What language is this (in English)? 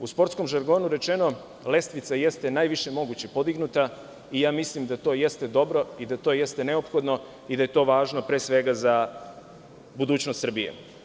Serbian